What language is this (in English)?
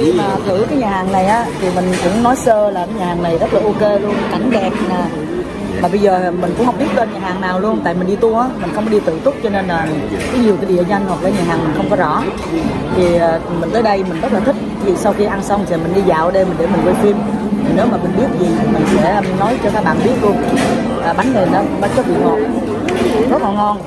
Vietnamese